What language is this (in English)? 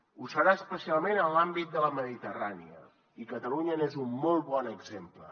Catalan